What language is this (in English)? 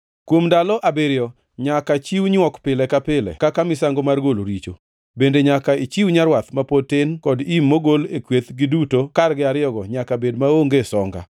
Luo (Kenya and Tanzania)